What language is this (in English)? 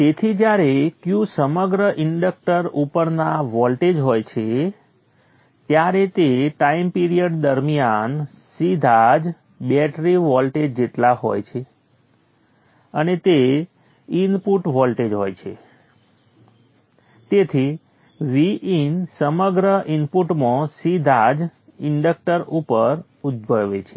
Gujarati